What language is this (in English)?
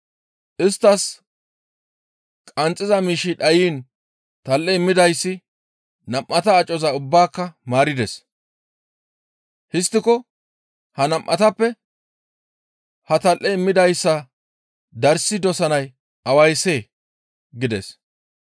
Gamo